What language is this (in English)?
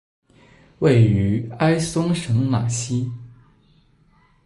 Chinese